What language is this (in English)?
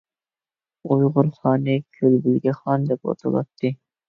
Uyghur